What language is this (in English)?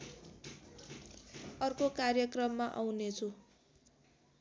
Nepali